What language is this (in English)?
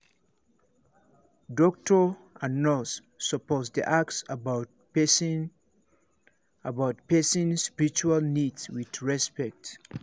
Nigerian Pidgin